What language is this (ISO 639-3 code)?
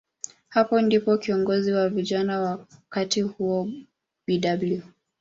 swa